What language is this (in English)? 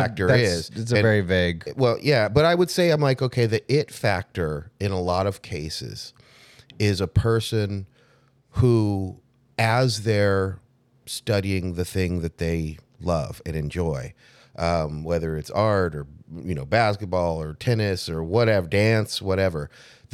English